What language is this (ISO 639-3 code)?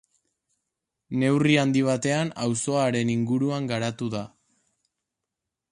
eus